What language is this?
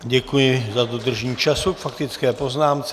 Czech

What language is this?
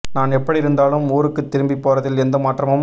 Tamil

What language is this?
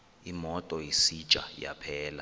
Xhosa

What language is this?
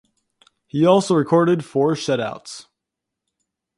English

